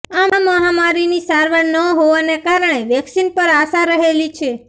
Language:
Gujarati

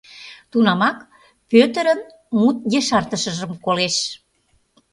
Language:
Mari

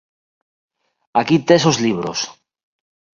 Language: Galician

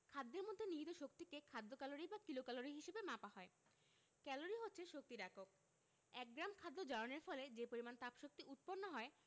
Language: Bangla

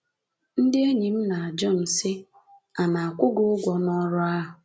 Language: Igbo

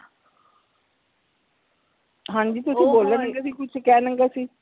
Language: Punjabi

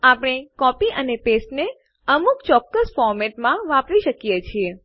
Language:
Gujarati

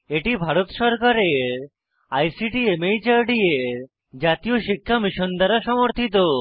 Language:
Bangla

